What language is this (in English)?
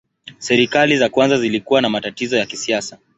Swahili